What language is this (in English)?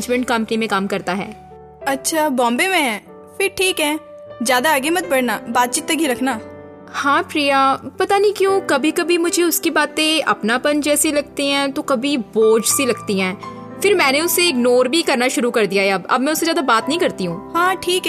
Hindi